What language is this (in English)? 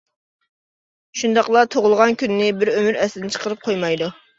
Uyghur